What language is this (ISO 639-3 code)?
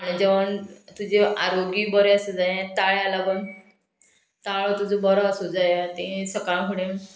kok